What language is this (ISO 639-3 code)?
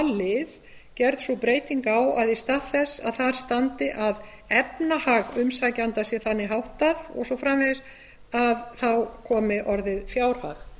isl